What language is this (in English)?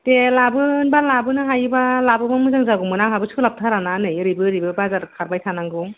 Bodo